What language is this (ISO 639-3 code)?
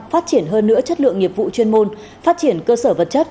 vie